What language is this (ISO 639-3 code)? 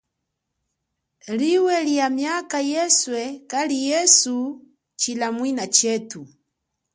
cjk